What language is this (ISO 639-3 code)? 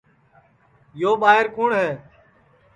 ssi